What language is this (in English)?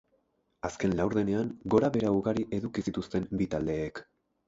Basque